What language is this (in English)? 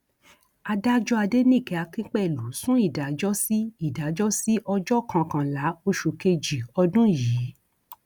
Yoruba